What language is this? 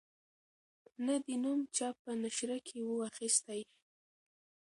Pashto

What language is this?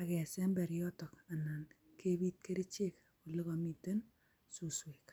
Kalenjin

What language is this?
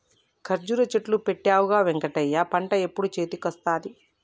Telugu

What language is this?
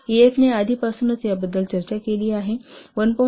Marathi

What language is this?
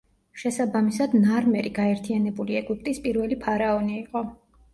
Georgian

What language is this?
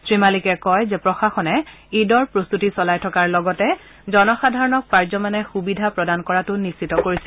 Assamese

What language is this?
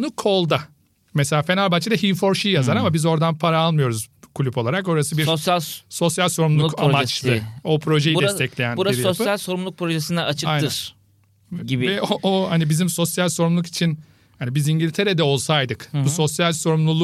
Turkish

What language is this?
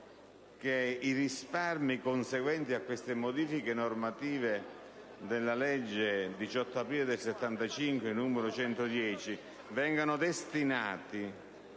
Italian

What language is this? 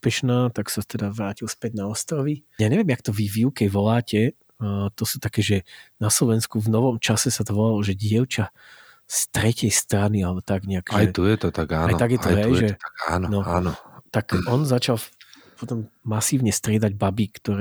Slovak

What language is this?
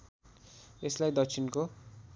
Nepali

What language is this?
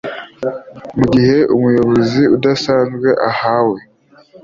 Kinyarwanda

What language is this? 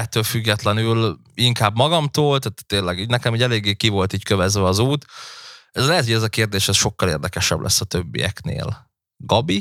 Hungarian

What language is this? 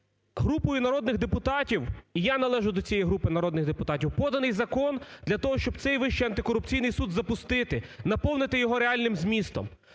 Ukrainian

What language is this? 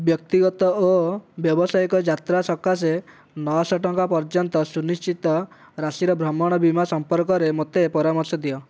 Odia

